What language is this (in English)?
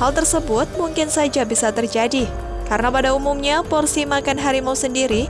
Indonesian